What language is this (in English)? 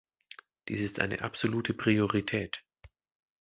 German